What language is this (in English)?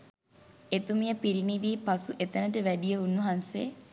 Sinhala